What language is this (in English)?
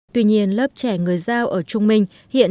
Vietnamese